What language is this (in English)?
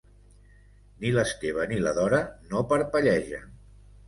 Catalan